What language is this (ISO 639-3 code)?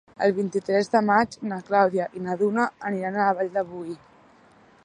cat